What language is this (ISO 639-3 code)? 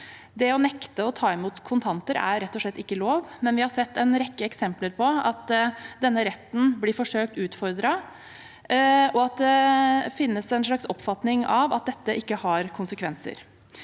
nor